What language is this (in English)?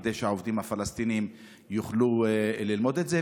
Hebrew